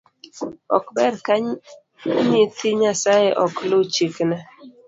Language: Luo (Kenya and Tanzania)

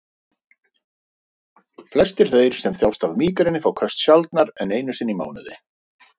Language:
Icelandic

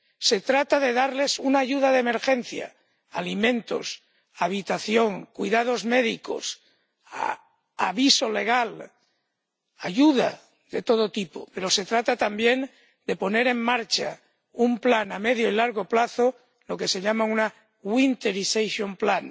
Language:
Spanish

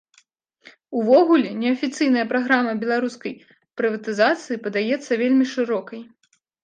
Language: Belarusian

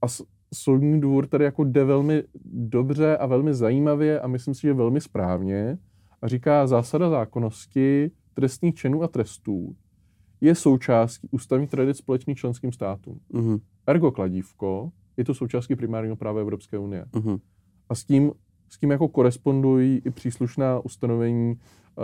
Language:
Czech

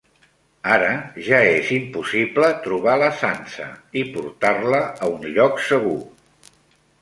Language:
Catalan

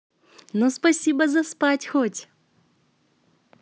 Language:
Russian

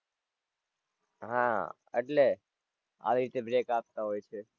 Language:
Gujarati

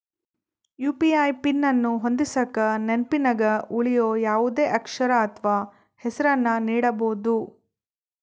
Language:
Kannada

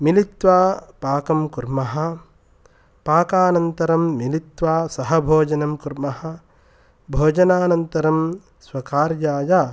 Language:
Sanskrit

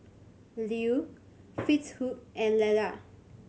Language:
English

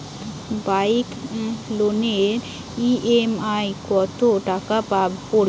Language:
Bangla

